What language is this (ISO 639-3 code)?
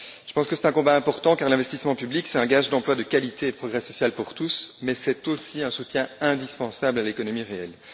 fra